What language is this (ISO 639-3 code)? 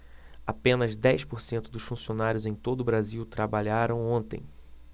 por